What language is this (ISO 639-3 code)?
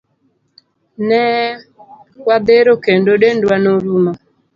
luo